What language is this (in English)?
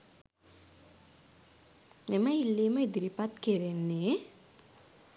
Sinhala